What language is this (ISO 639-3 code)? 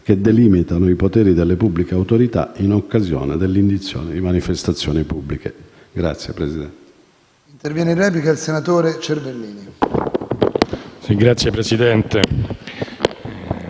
ita